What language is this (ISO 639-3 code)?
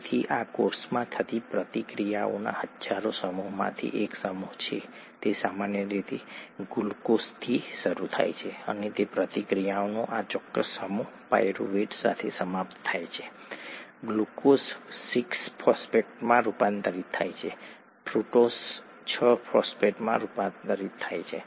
guj